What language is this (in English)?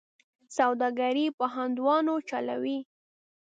Pashto